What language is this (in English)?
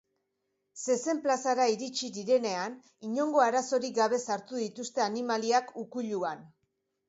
Basque